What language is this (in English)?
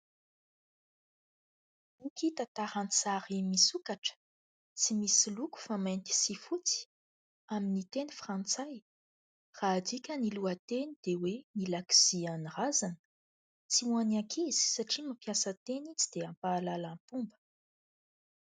Malagasy